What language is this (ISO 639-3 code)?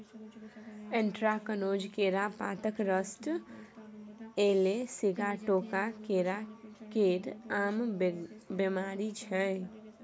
mai